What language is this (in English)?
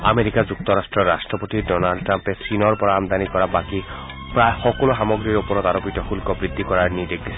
Assamese